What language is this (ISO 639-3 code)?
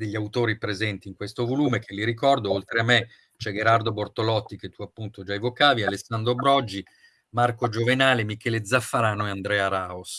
ita